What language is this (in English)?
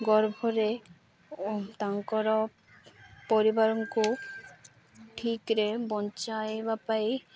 Odia